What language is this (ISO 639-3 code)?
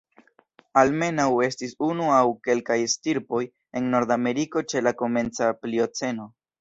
epo